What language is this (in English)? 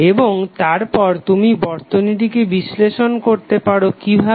Bangla